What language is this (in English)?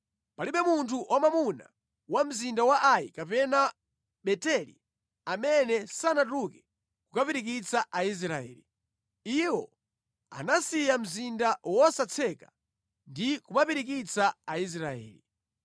Nyanja